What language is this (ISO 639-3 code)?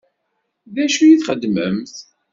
kab